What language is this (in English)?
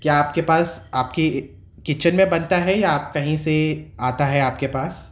Urdu